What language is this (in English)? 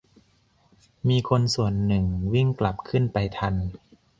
Thai